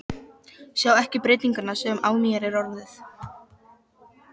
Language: Icelandic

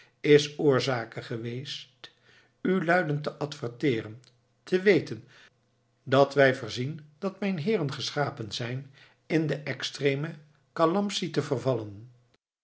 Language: Dutch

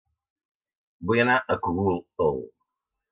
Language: Catalan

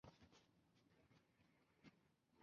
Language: Chinese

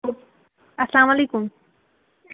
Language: Kashmiri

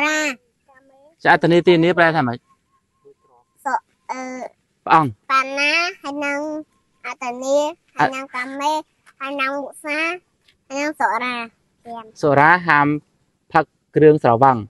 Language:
Thai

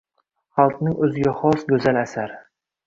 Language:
Uzbek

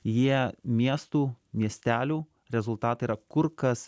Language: Lithuanian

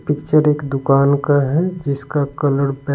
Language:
Hindi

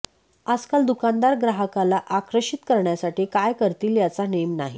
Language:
Marathi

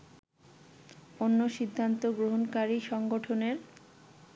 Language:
Bangla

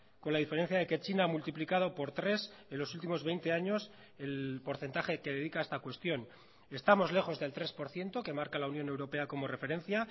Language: Spanish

